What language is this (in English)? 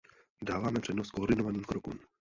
Czech